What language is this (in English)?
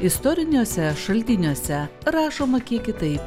Lithuanian